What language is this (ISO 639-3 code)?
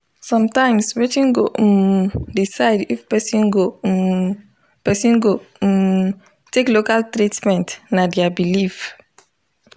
pcm